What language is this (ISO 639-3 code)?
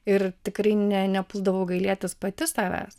lit